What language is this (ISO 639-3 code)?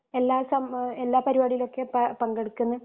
mal